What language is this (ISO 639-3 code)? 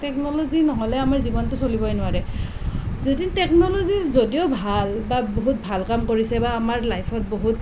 asm